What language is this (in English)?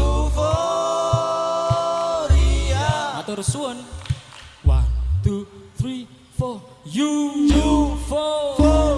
Indonesian